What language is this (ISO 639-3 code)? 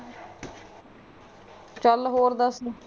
pan